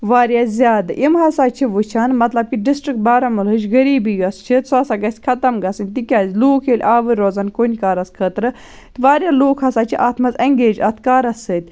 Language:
Kashmiri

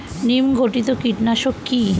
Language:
Bangla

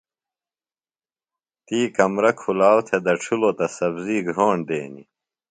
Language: Phalura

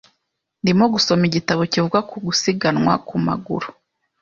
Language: Kinyarwanda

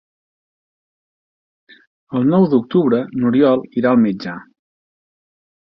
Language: Catalan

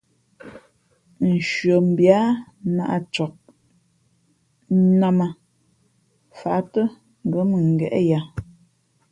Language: Fe'fe'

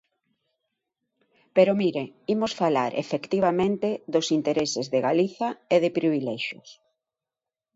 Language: Galician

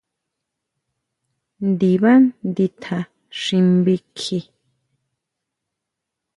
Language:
Huautla Mazatec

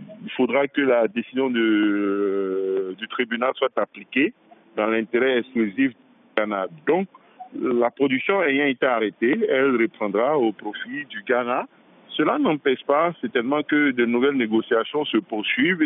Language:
French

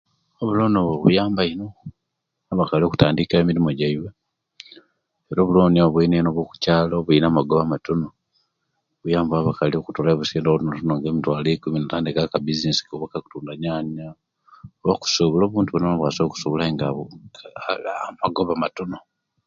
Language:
Kenyi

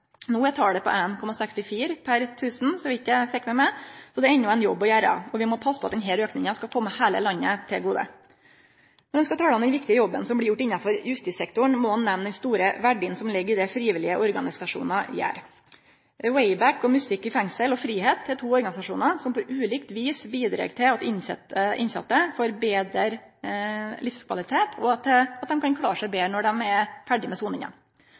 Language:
Norwegian Nynorsk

